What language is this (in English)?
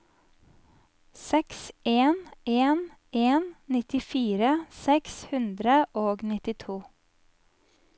Norwegian